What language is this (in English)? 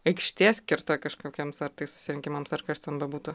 Lithuanian